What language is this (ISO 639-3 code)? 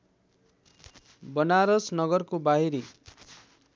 nep